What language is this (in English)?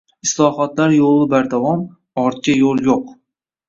Uzbek